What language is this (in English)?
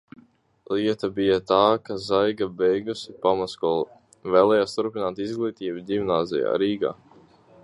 Latvian